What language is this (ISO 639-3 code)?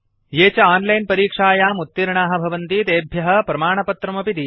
san